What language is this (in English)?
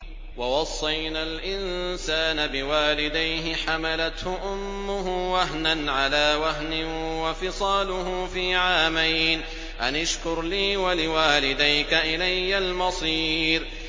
Arabic